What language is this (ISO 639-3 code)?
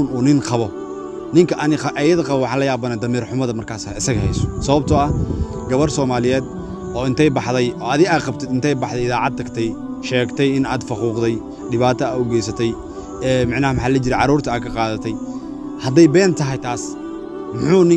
ara